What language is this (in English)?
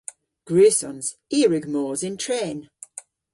Cornish